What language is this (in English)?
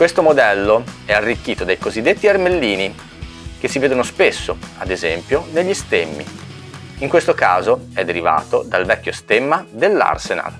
Italian